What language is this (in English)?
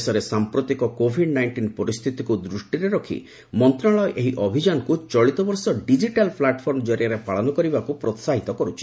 Odia